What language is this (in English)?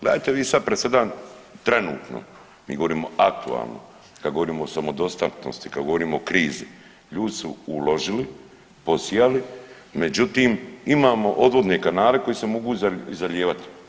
Croatian